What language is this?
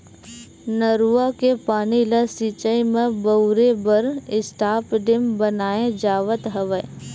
Chhattisgarhi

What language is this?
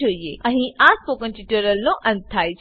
Gujarati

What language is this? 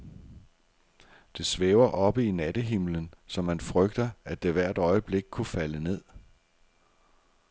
Danish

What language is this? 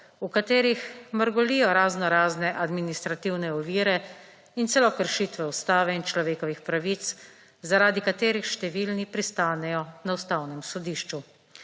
Slovenian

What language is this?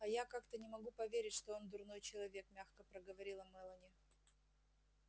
Russian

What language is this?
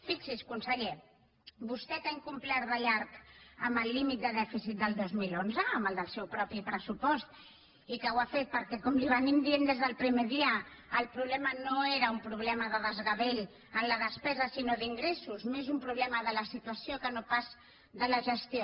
Catalan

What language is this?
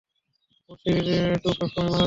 Bangla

